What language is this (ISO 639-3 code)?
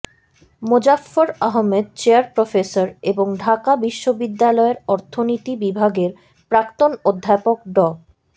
ben